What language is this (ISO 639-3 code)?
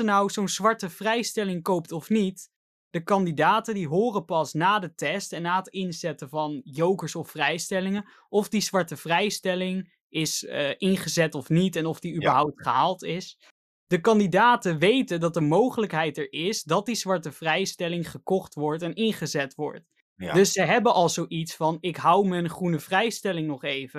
nld